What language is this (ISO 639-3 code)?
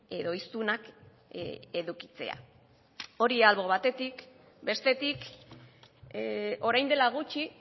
eus